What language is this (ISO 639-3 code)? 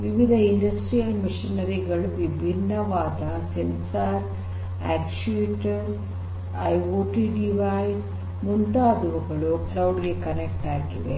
kan